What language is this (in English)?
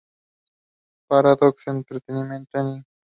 Spanish